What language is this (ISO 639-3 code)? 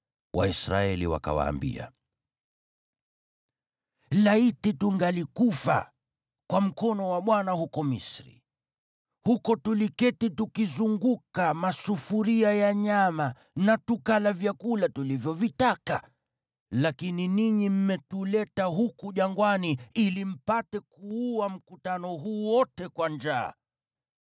swa